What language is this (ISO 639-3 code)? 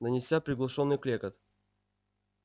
rus